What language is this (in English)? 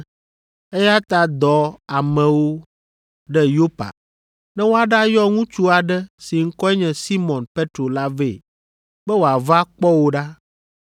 Ewe